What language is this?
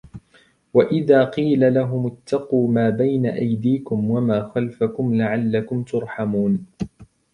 Arabic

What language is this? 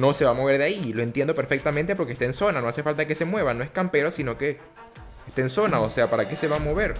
Spanish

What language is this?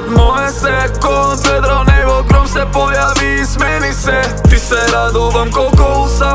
Romanian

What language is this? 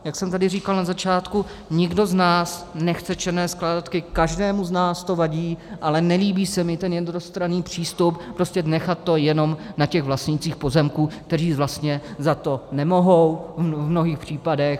Czech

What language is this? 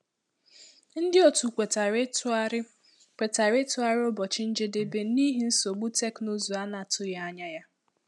Igbo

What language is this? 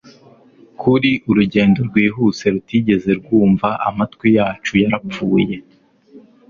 Kinyarwanda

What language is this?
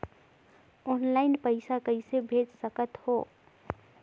Chhattisgarhi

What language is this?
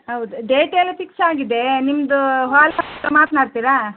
Kannada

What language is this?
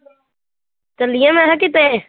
Punjabi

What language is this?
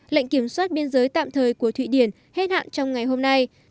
Vietnamese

